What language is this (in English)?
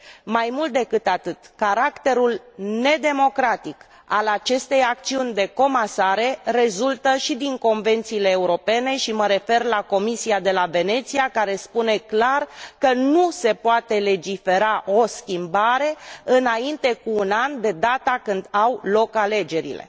Romanian